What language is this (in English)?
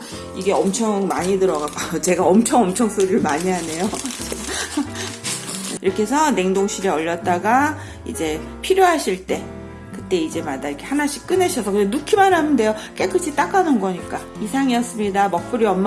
Korean